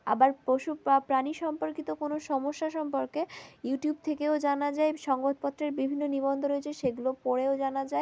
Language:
Bangla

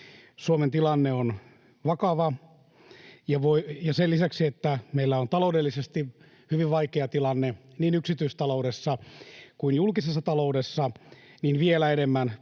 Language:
Finnish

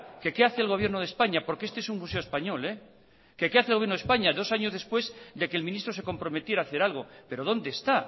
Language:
Spanish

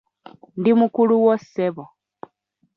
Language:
Ganda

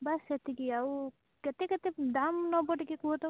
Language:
Odia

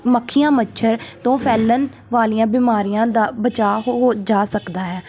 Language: Punjabi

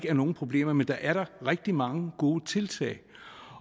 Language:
Danish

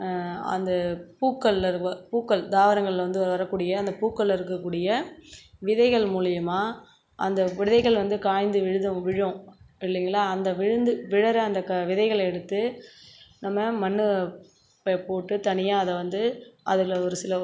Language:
Tamil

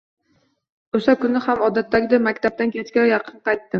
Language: Uzbek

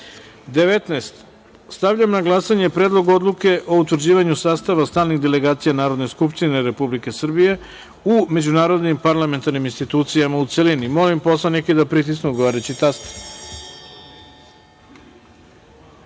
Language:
Serbian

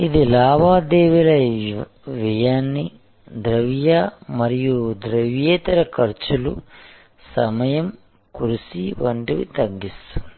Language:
Telugu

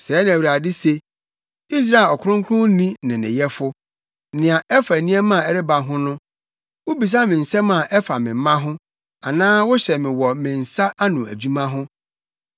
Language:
Akan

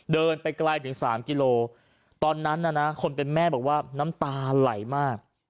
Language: Thai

